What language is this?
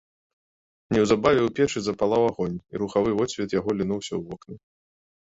Belarusian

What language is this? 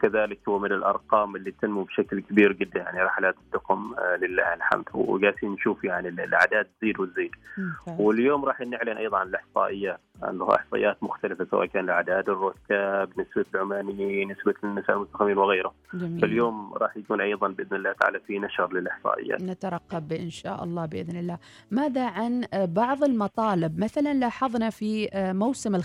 Arabic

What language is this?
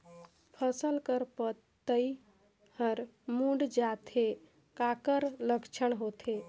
Chhattisgarhi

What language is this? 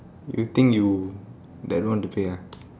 English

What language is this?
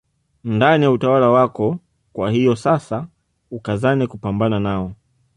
Swahili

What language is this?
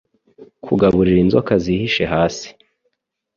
Kinyarwanda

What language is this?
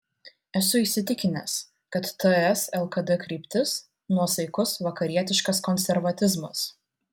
Lithuanian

